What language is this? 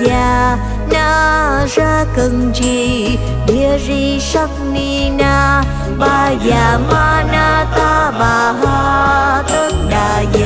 Vietnamese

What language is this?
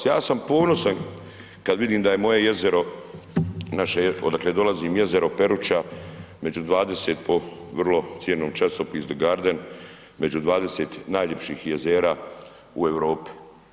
Croatian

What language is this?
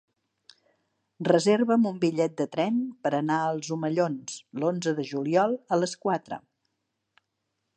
Catalan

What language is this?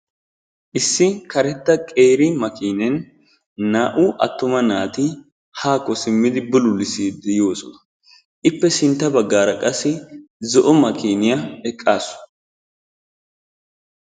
Wolaytta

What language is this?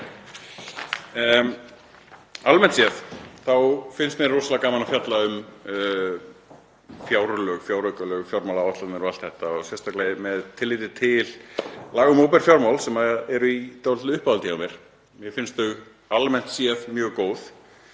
Icelandic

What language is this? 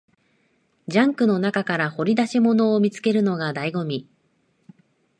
Japanese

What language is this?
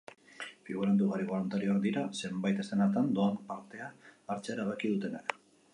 Basque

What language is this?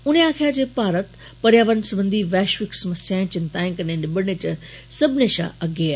Dogri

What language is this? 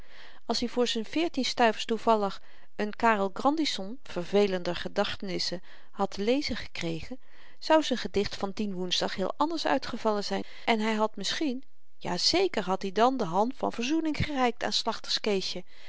Dutch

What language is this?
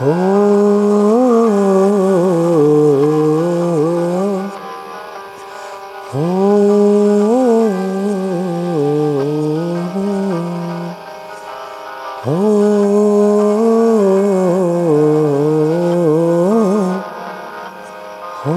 Hindi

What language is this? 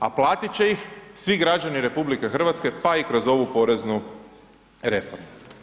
Croatian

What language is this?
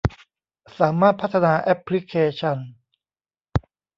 Thai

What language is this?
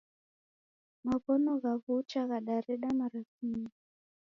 Taita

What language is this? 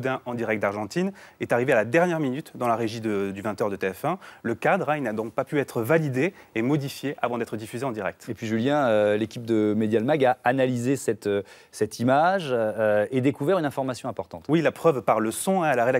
French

